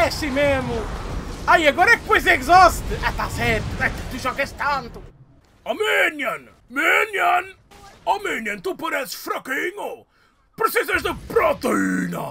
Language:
Portuguese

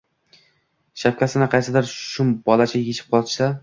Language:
Uzbek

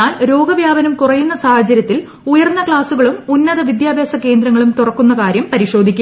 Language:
Malayalam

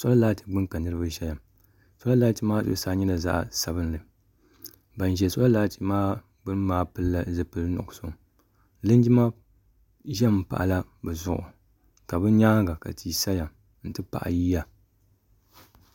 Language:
Dagbani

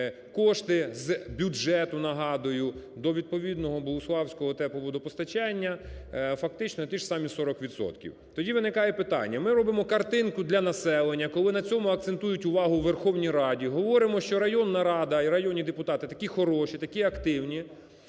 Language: Ukrainian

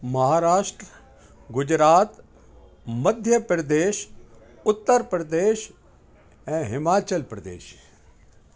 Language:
Sindhi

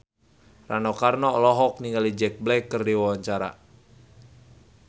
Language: Sundanese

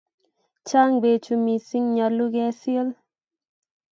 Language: Kalenjin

